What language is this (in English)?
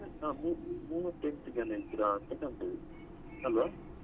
Kannada